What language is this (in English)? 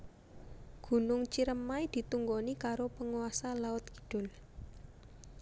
Javanese